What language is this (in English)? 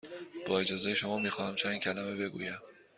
Persian